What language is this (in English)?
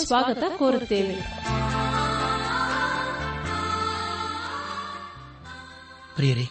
Kannada